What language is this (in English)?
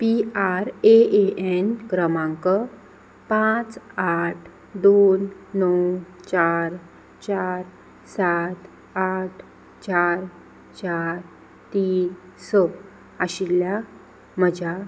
Konkani